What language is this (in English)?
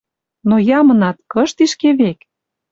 Western Mari